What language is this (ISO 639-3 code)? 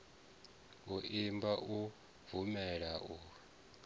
ven